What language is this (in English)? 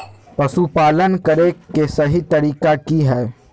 Magahi